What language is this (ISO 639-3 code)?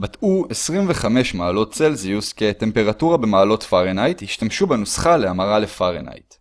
heb